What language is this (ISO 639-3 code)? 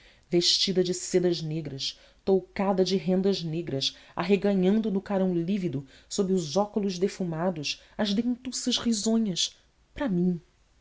por